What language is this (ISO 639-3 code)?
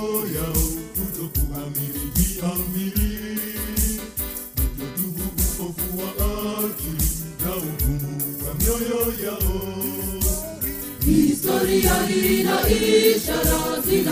swa